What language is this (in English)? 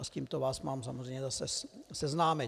Czech